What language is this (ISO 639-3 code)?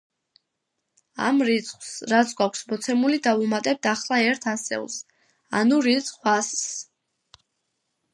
kat